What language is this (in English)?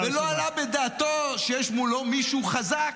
Hebrew